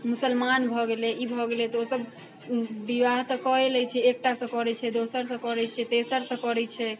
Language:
Maithili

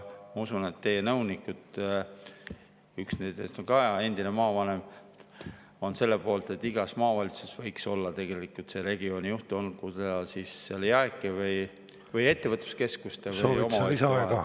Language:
Estonian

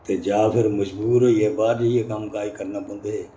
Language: Dogri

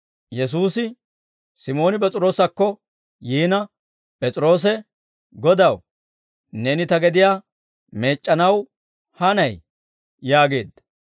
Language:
Dawro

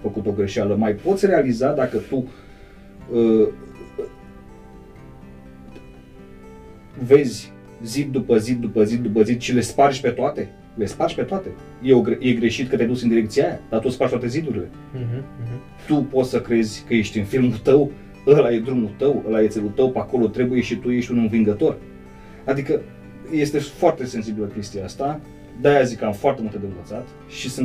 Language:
Romanian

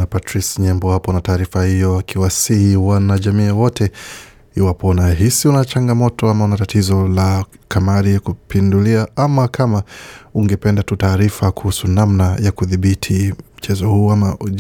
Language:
Swahili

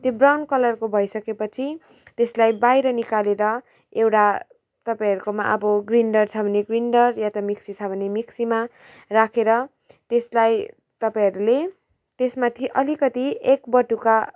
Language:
Nepali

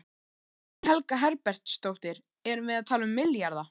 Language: Icelandic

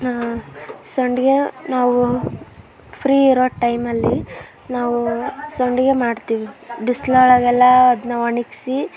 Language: Kannada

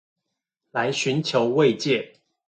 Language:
Chinese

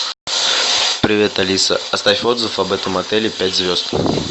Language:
Russian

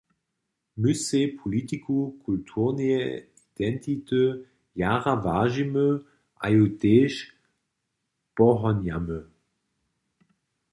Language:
Upper Sorbian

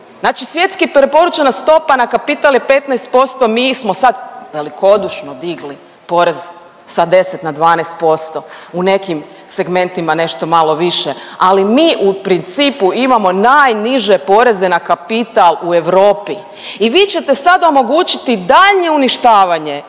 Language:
Croatian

